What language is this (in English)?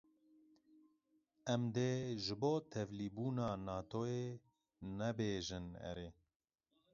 Kurdish